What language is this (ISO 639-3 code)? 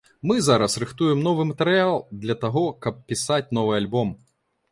bel